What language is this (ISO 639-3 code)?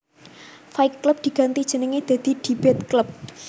jav